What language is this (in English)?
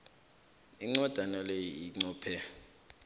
South Ndebele